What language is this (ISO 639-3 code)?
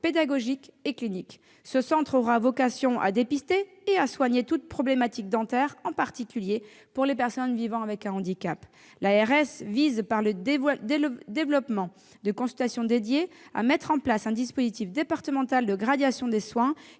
fra